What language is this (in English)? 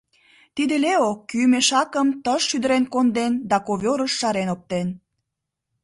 Mari